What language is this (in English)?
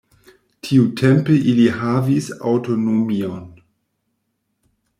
Esperanto